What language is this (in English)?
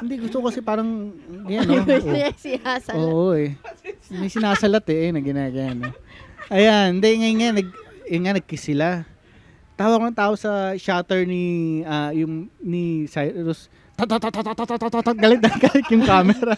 Filipino